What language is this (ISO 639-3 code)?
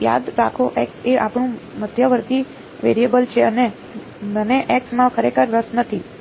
guj